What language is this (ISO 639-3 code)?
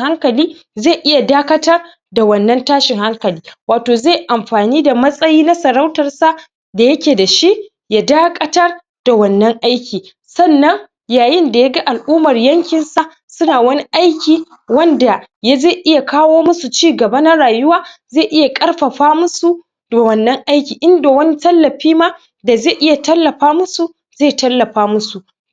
hau